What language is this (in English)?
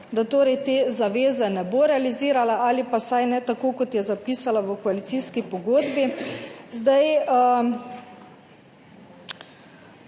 Slovenian